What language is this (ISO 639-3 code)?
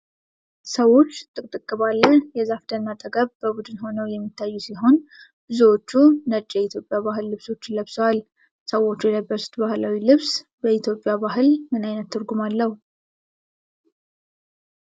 amh